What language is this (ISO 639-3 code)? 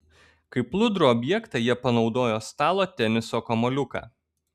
lit